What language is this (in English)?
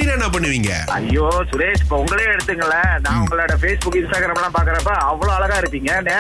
Tamil